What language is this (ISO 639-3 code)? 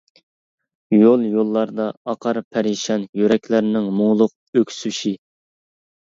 uig